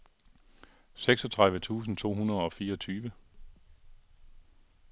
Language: Danish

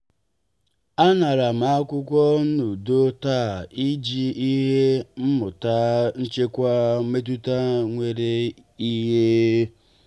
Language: Igbo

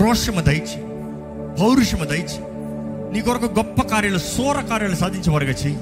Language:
Telugu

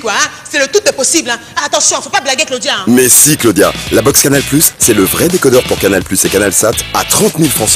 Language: French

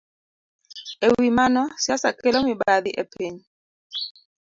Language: Luo (Kenya and Tanzania)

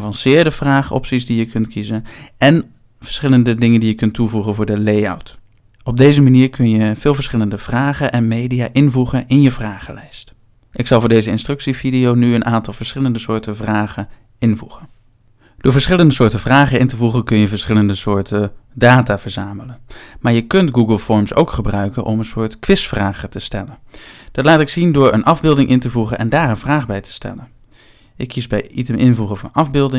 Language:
Dutch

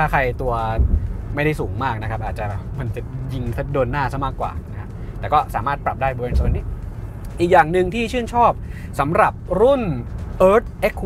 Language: Thai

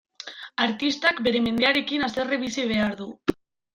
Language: Basque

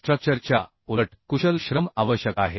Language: Marathi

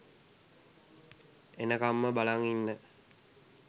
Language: Sinhala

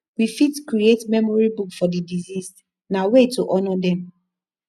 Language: Nigerian Pidgin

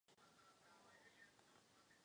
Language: Czech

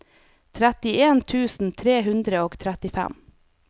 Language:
Norwegian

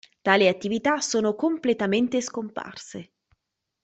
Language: Italian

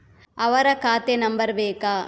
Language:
Kannada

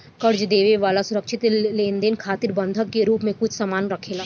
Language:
Bhojpuri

